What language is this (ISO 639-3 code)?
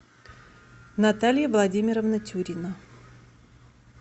rus